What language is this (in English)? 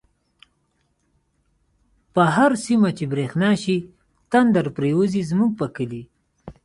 Pashto